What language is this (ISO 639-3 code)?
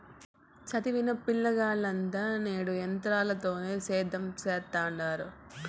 tel